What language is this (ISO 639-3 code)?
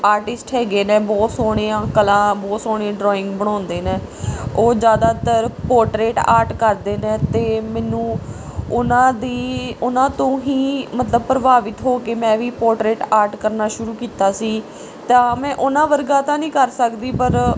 pan